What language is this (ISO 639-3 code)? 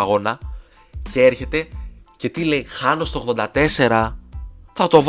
ell